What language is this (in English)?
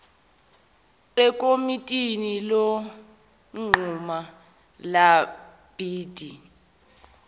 Zulu